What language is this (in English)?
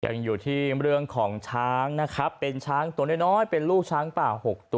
Thai